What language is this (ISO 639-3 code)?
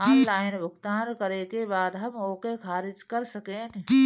bho